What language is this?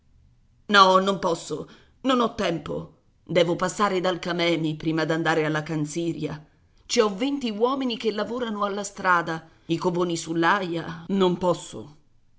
Italian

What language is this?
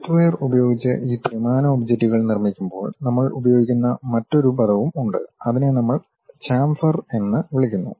Malayalam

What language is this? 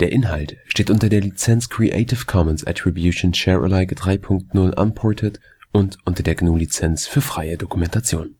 German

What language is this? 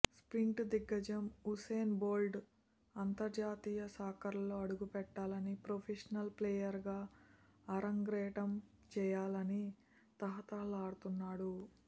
Telugu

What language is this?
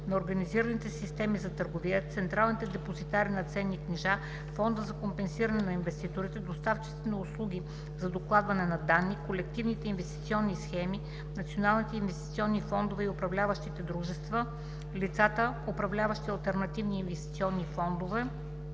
Bulgarian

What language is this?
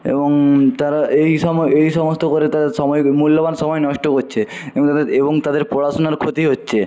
Bangla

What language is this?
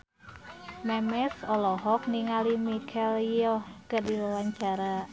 Sundanese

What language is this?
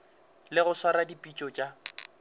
Northern Sotho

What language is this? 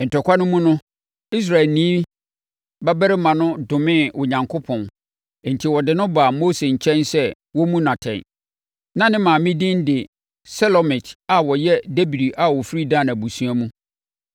Akan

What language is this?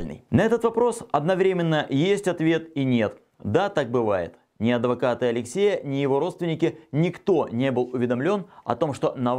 Thai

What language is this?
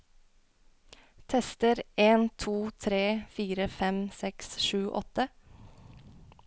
Norwegian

